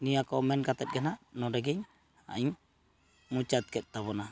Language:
Santali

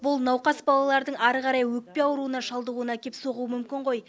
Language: Kazakh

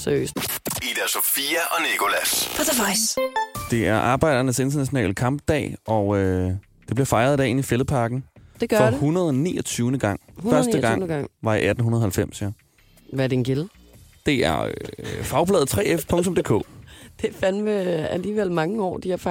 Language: Danish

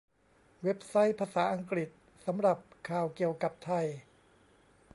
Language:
Thai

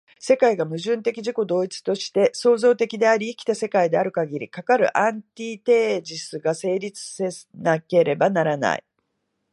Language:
Japanese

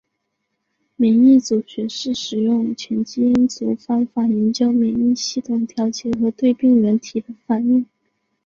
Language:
Chinese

